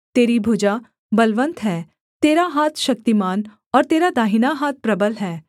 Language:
Hindi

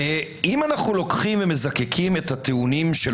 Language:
Hebrew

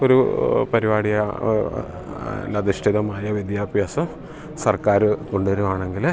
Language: Malayalam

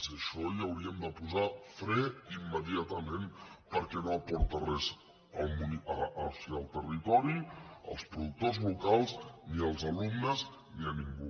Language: Catalan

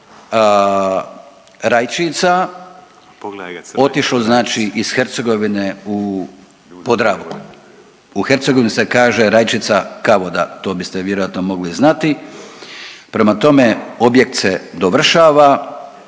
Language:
Croatian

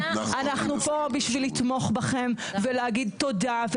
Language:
Hebrew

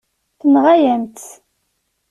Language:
Kabyle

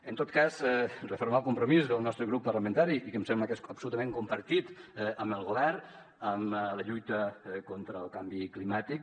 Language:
Catalan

